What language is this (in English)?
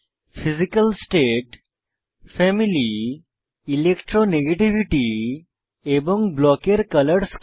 Bangla